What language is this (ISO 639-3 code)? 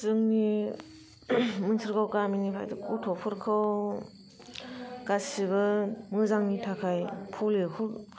brx